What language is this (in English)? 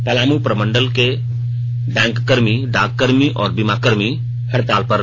Hindi